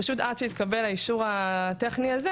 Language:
Hebrew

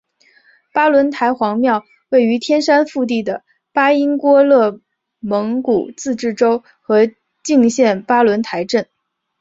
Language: Chinese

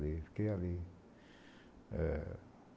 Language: Portuguese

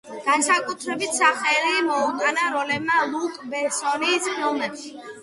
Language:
Georgian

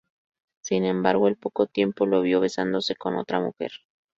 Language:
Spanish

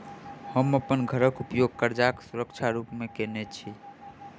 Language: Maithili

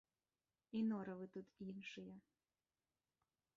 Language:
Belarusian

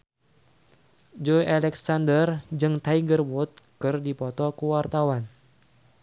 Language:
Sundanese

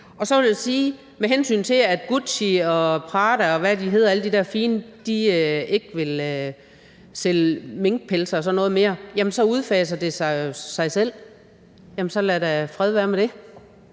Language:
Danish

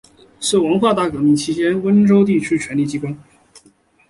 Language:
Chinese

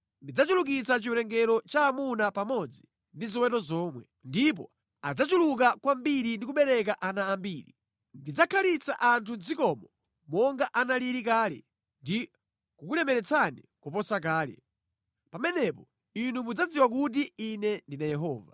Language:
Nyanja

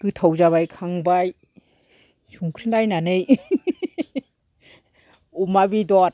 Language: Bodo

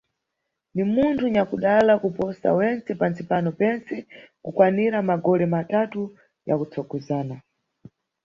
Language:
Nyungwe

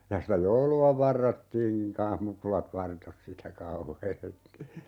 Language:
Finnish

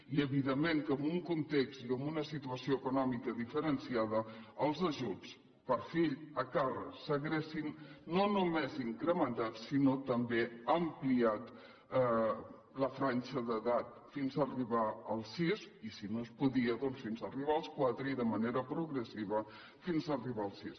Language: Catalan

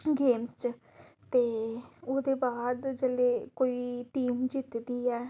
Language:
Dogri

